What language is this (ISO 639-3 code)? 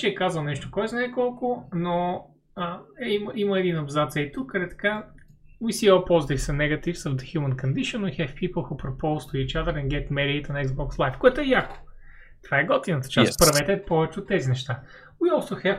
bul